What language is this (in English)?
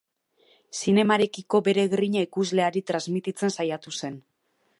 Basque